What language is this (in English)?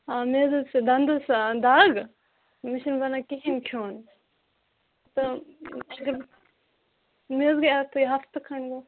Kashmiri